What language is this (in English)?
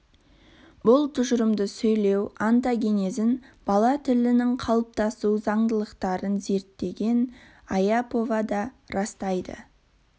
Kazakh